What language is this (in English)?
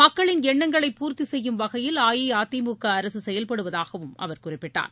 Tamil